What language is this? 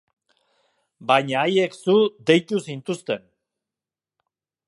Basque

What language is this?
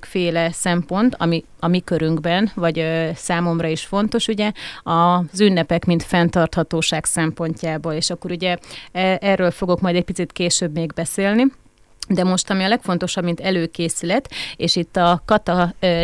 Hungarian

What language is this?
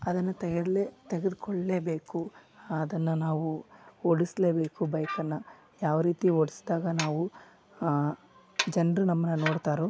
Kannada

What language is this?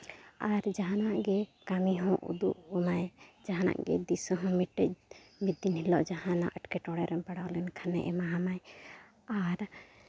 Santali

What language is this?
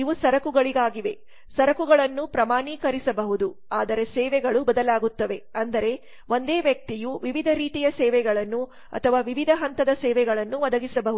Kannada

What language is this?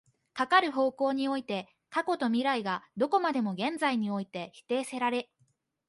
Japanese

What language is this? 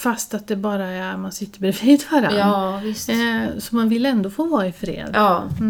Swedish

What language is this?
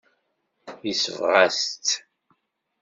Kabyle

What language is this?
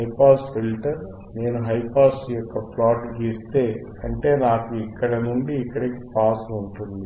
Telugu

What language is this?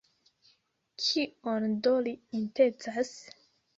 Esperanto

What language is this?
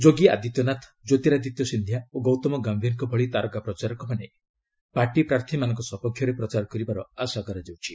Odia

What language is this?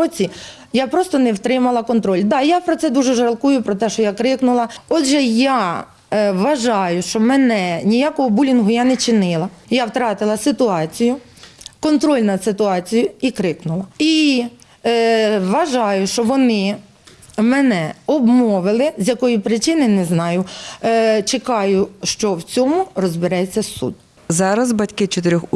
Ukrainian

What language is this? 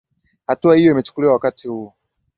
Swahili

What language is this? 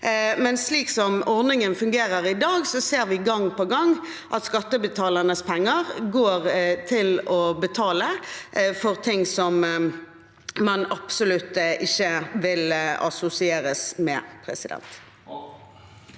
Norwegian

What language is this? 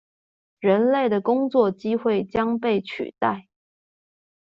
Chinese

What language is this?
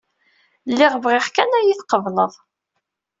Kabyle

